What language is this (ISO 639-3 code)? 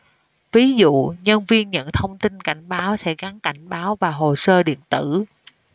vie